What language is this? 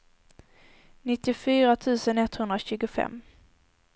Swedish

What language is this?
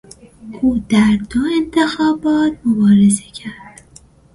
Persian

